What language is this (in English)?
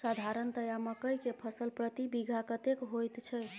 Maithili